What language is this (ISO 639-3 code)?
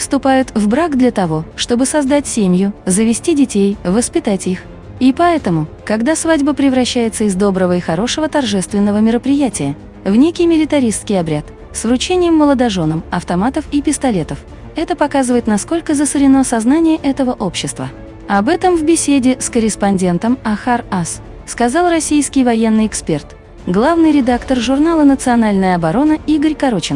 rus